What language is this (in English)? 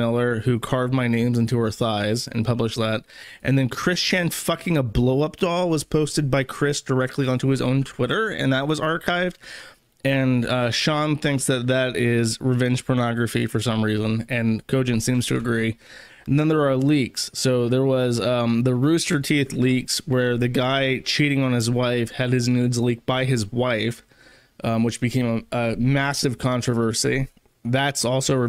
English